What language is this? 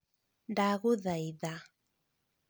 Kikuyu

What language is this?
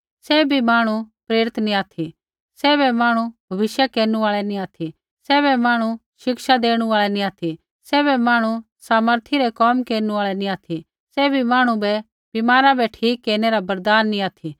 Kullu Pahari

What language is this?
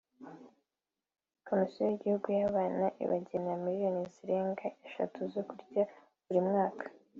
Kinyarwanda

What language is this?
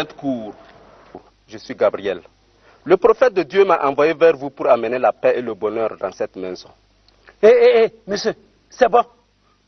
French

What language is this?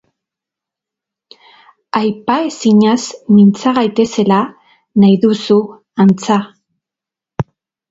Basque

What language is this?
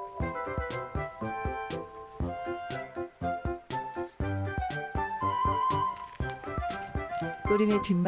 Korean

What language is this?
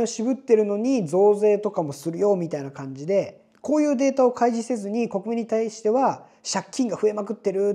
Japanese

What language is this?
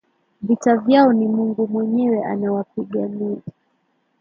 Swahili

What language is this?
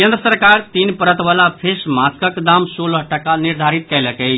Maithili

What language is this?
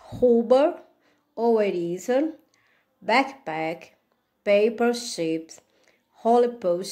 Portuguese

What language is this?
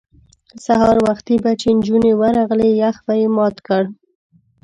Pashto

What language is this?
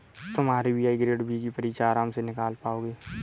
Hindi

